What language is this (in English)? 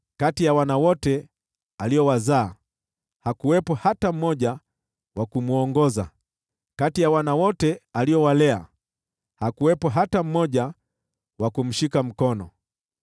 Swahili